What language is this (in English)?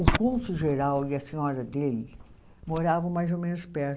Portuguese